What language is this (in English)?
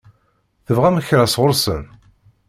Kabyle